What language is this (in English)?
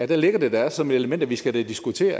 Danish